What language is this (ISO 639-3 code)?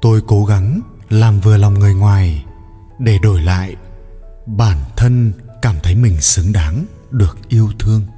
vie